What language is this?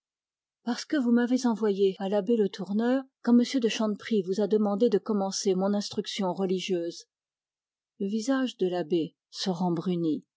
French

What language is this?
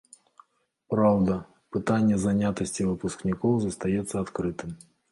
Belarusian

